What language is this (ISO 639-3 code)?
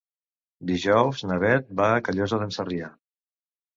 cat